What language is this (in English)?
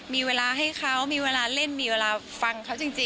Thai